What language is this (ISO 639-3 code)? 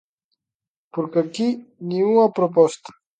glg